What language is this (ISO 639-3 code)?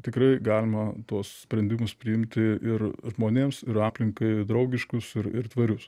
lit